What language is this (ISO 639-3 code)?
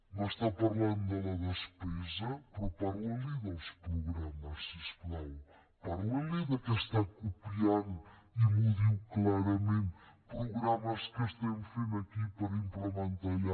cat